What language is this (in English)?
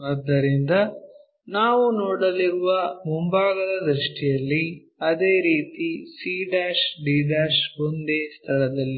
Kannada